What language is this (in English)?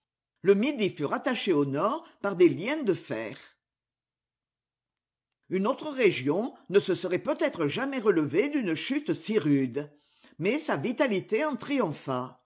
French